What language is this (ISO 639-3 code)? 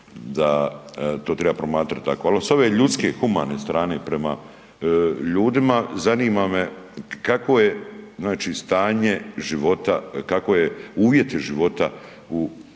hrv